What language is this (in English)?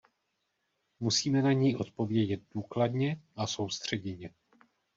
Czech